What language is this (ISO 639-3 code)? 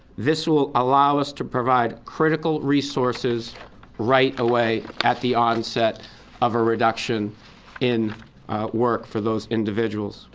eng